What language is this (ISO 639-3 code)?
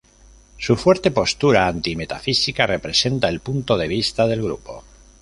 spa